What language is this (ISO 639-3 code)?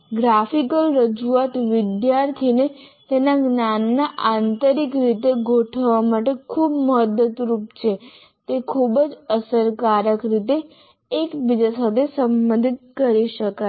guj